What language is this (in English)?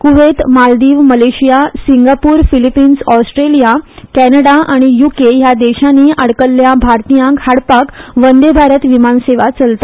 Konkani